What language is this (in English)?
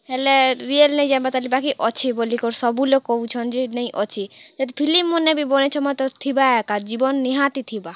Odia